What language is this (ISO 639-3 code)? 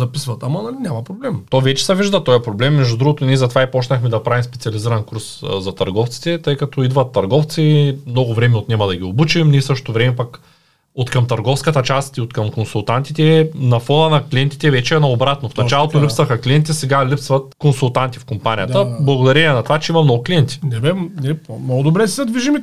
bul